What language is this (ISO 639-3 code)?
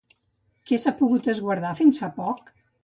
cat